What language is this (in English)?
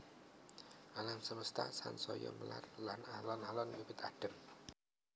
Javanese